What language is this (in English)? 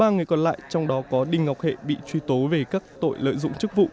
Vietnamese